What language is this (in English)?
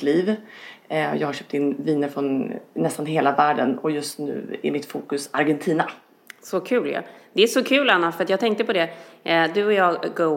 Swedish